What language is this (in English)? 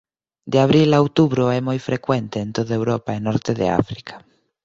Galician